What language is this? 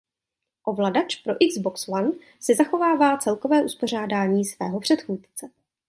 Czech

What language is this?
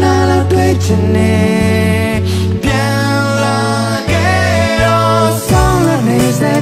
Romanian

